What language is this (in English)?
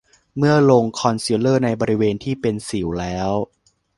Thai